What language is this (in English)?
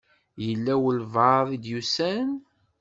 Kabyle